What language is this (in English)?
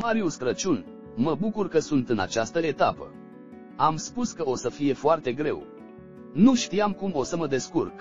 Romanian